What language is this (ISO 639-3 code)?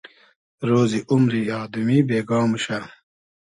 haz